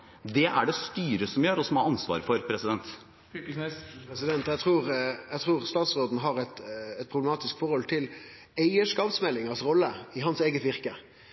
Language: Norwegian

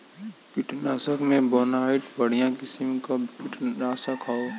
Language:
Bhojpuri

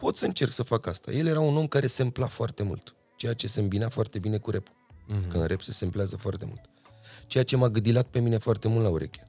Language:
Romanian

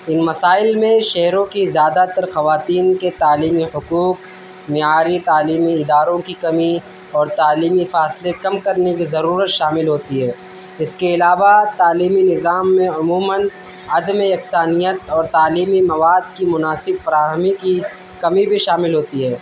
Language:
Urdu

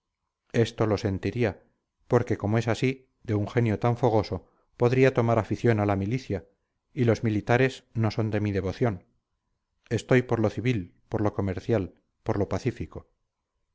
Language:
Spanish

